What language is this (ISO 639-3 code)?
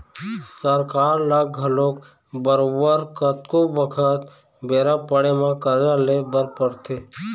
hne